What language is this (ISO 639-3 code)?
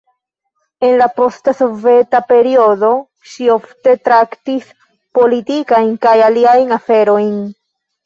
epo